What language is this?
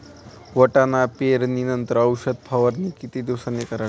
Marathi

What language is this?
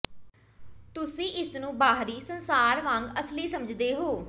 Punjabi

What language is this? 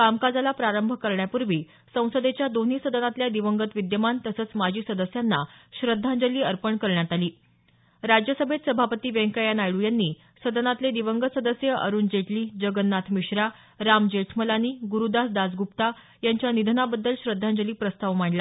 Marathi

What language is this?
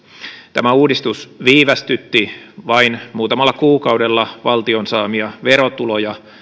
Finnish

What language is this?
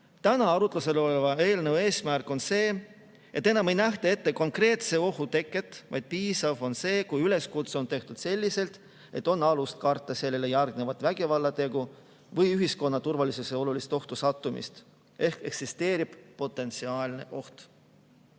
Estonian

